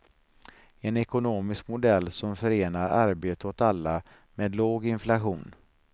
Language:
Swedish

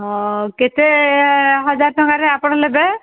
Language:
Odia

